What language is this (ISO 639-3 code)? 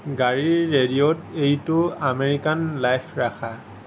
asm